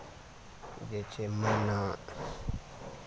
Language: Maithili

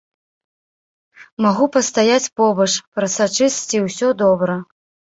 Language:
Belarusian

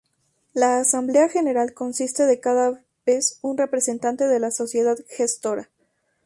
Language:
Spanish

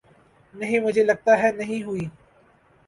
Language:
Urdu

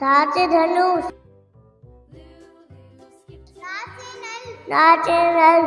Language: Hindi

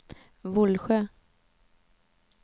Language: Swedish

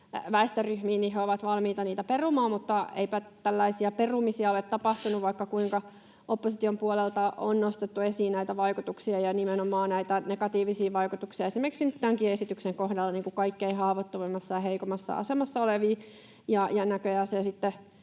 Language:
Finnish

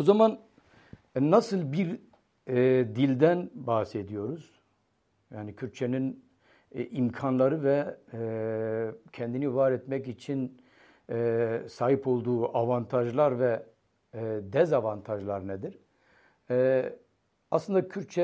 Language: Turkish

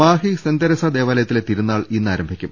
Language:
Malayalam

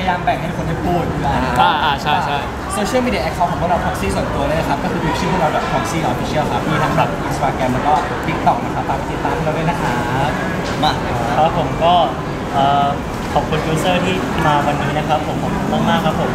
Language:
Thai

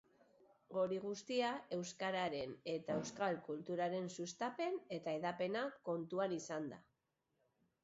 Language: Basque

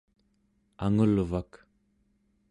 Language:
Central Yupik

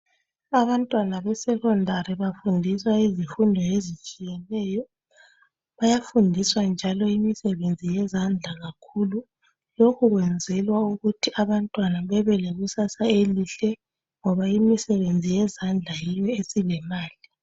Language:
North Ndebele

